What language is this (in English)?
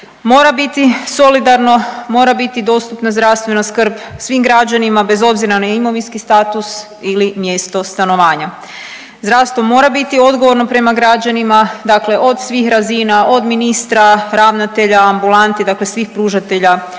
Croatian